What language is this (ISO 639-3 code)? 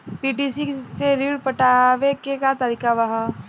bho